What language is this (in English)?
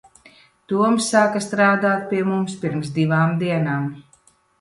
Latvian